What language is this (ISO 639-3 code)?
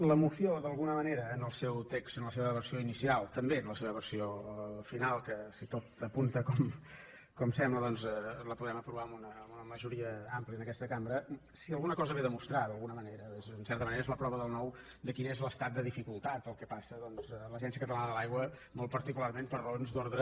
cat